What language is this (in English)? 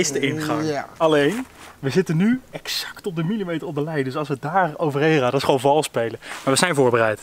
Dutch